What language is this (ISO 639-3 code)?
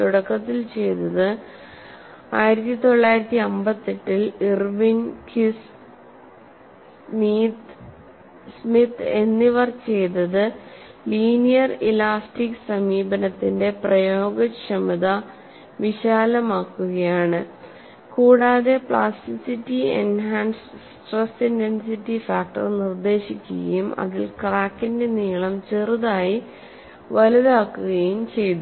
mal